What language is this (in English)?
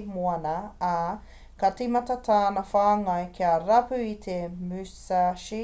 Māori